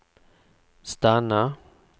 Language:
Swedish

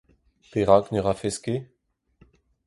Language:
Breton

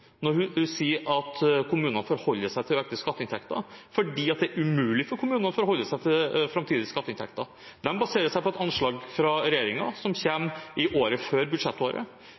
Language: Norwegian Bokmål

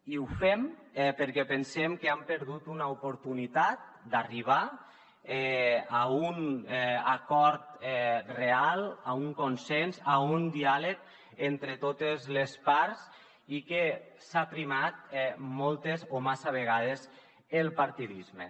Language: Catalan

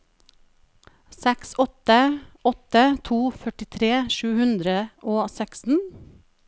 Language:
Norwegian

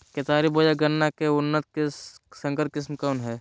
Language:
Magahi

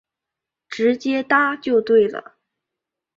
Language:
Chinese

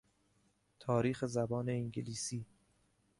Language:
Persian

